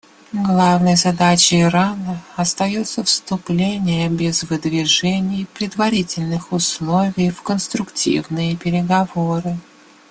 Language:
Russian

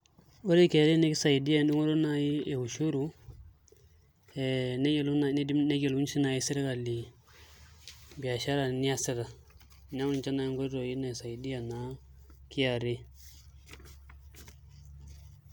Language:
Masai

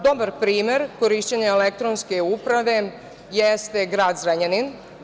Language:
Serbian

